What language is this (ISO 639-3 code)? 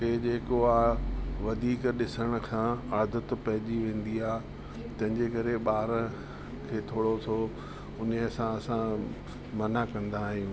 snd